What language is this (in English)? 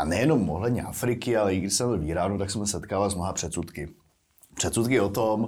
Czech